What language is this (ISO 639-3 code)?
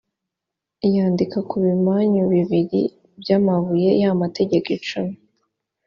kin